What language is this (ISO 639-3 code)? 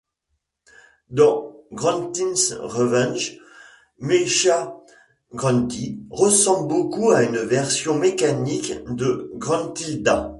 fra